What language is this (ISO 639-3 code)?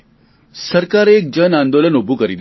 guj